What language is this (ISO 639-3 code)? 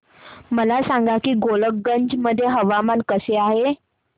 mar